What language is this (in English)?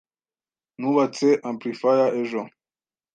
Kinyarwanda